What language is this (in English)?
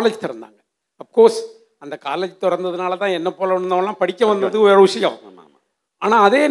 Tamil